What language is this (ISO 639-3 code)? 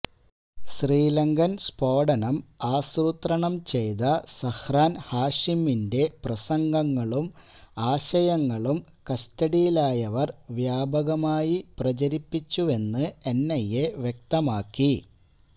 mal